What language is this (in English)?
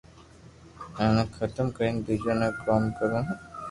Loarki